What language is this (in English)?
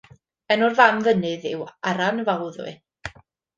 Welsh